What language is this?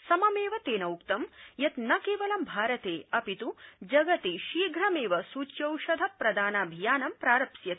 Sanskrit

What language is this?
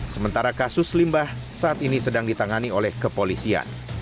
Indonesian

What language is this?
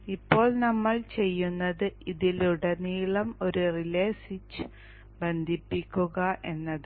Malayalam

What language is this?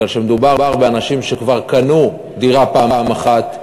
Hebrew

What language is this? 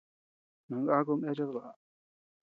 Tepeuxila Cuicatec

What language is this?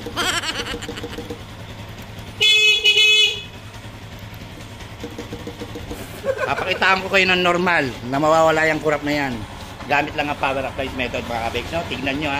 Filipino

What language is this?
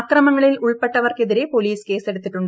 Malayalam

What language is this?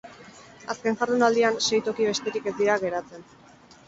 Basque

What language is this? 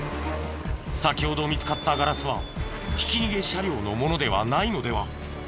Japanese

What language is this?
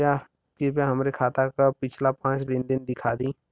Bhojpuri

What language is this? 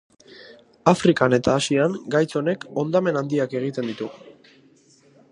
Basque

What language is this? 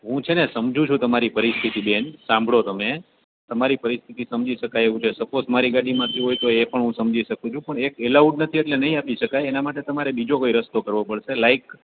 Gujarati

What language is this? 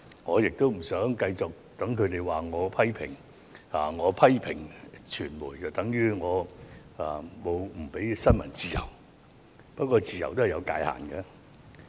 Cantonese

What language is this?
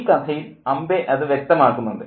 Malayalam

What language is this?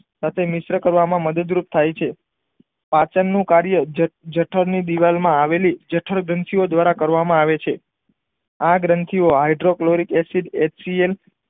Gujarati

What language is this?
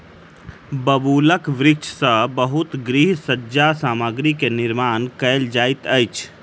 Maithili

